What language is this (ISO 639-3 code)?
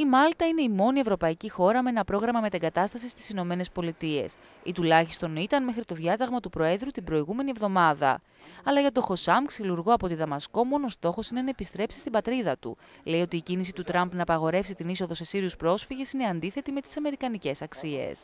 ell